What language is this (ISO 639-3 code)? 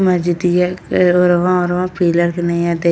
bho